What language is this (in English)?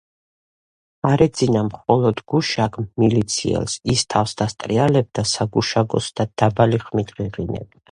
Georgian